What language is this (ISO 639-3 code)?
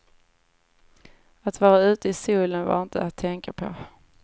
swe